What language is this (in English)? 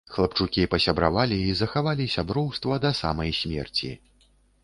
Belarusian